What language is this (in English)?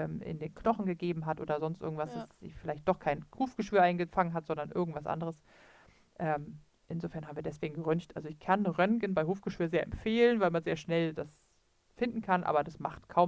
German